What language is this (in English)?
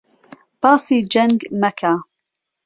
Central Kurdish